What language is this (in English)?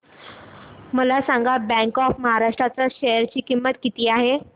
Marathi